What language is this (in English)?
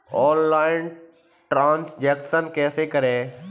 Hindi